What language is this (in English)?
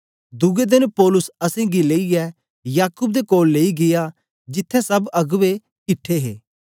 Dogri